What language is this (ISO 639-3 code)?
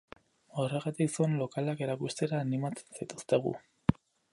eus